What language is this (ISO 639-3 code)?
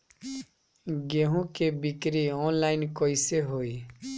bho